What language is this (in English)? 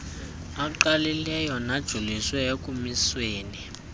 Xhosa